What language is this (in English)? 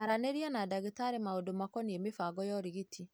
Kikuyu